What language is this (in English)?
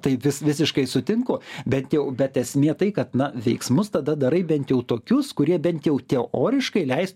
Lithuanian